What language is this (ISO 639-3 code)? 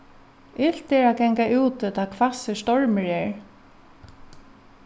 fao